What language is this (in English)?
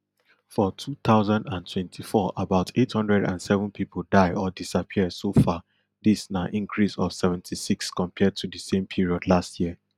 Nigerian Pidgin